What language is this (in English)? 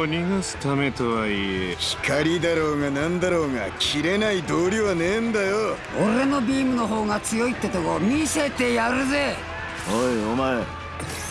Japanese